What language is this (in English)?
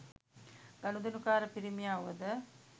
Sinhala